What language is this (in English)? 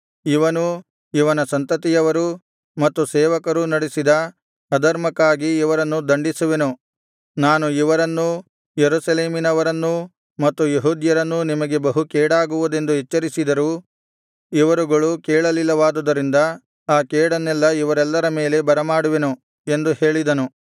Kannada